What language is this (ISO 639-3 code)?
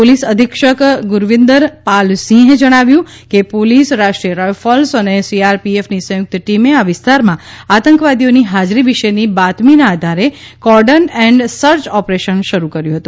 guj